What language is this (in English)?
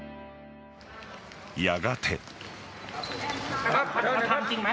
Japanese